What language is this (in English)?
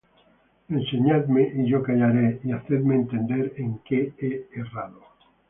Spanish